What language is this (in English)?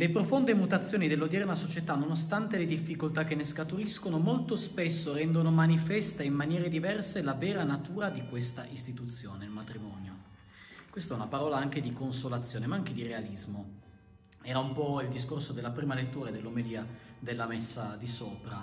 Italian